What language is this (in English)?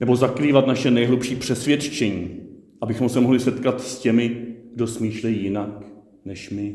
Czech